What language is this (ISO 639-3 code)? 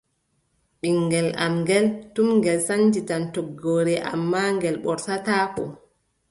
fub